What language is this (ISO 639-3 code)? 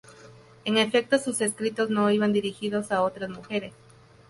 spa